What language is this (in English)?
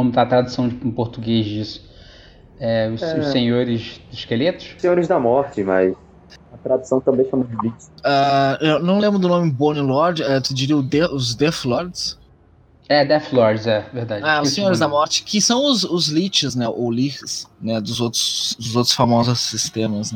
Portuguese